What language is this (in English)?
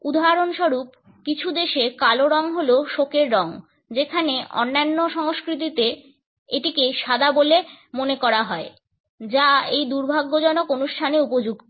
Bangla